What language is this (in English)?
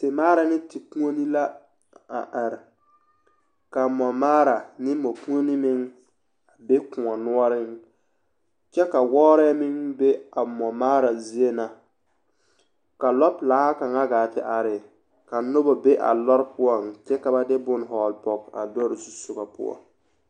Southern Dagaare